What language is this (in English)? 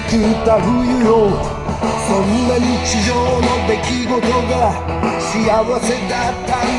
Japanese